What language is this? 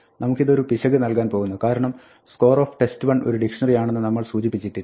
Malayalam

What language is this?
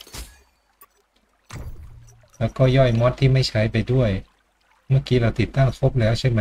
Thai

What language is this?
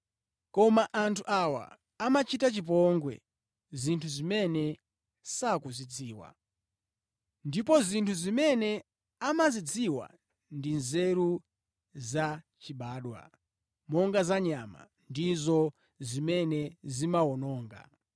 Nyanja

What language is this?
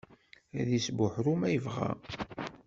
Kabyle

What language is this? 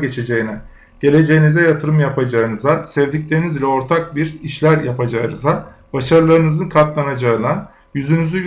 Turkish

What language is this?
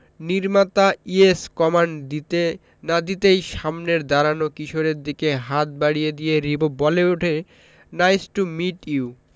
Bangla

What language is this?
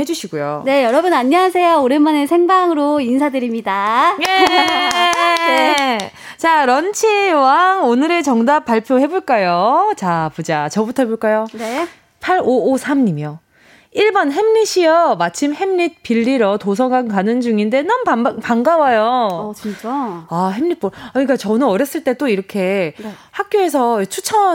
Korean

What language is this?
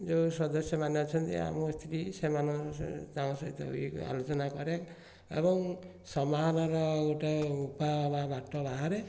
Odia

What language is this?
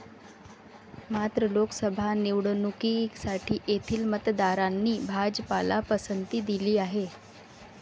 Marathi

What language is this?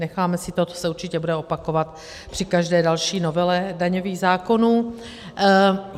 Czech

